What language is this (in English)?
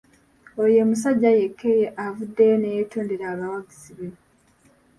Ganda